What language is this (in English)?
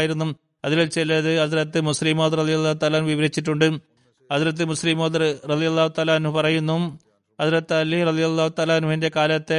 Malayalam